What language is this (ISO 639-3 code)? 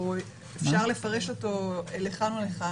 heb